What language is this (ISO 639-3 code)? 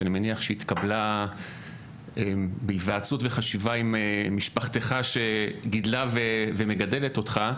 heb